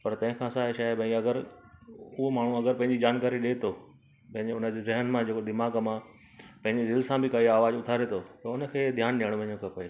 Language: Sindhi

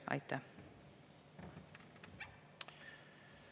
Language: Estonian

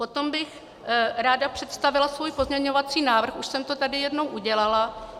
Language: Czech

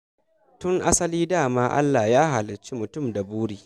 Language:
Hausa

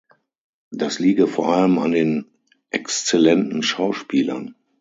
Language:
German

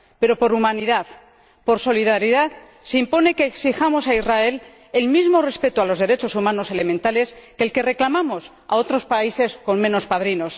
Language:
Spanish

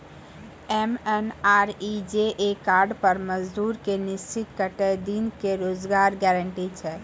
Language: Maithili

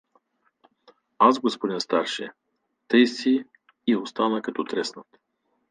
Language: Bulgarian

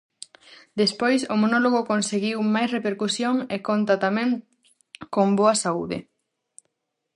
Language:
Galician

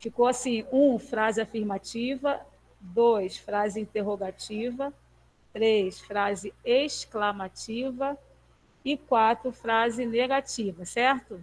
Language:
Portuguese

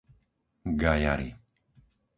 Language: Slovak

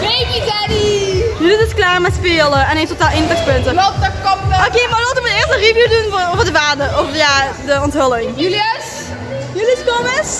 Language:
Dutch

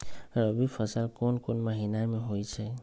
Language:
Magahi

